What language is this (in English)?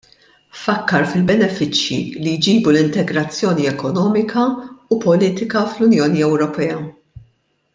Maltese